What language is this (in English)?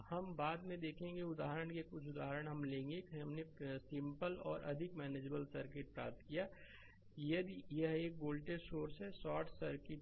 Hindi